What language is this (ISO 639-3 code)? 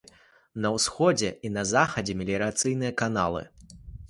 bel